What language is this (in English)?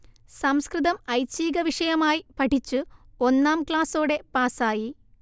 Malayalam